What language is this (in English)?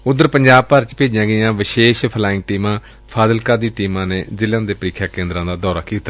Punjabi